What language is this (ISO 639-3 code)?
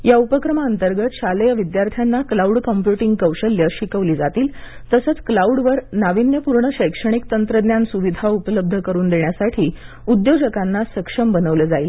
mar